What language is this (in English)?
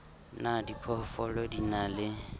Southern Sotho